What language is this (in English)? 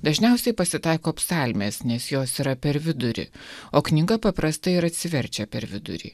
Lithuanian